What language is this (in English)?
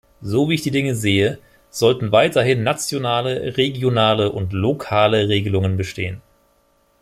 German